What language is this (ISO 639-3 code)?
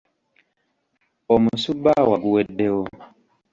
lug